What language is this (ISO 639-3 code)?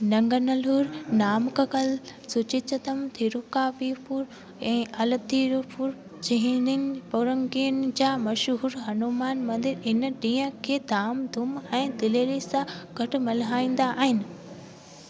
snd